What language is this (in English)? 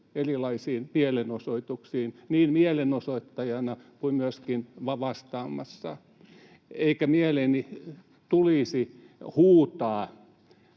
Finnish